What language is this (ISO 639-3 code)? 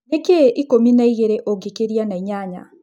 kik